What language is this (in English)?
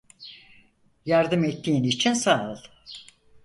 Turkish